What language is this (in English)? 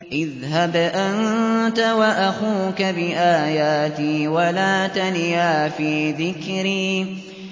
Arabic